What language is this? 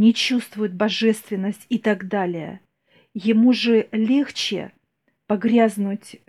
Russian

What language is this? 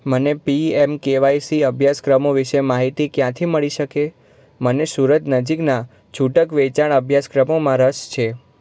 Gujarati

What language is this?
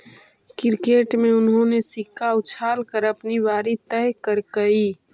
Magahi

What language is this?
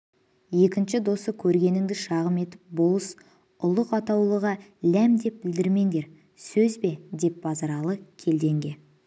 Kazakh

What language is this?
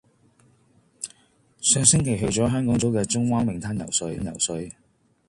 Cantonese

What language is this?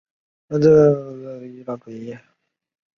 Chinese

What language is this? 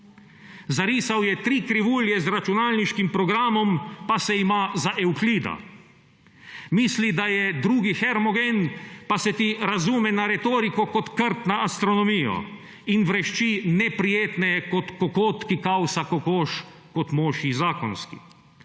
Slovenian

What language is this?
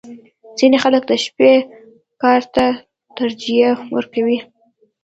Pashto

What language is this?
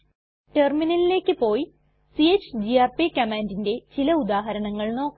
Malayalam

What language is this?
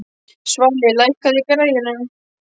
Icelandic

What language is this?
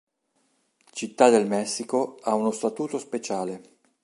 Italian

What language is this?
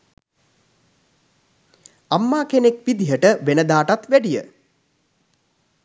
Sinhala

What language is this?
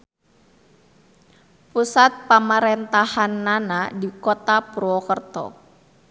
Sundanese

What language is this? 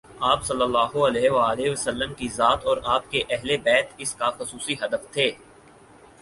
Urdu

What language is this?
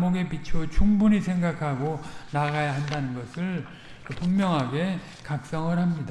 Korean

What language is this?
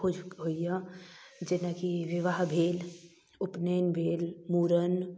Maithili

